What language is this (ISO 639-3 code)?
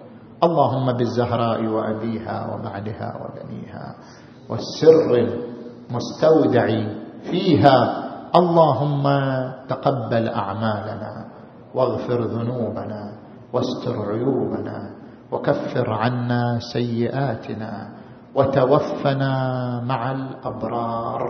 ara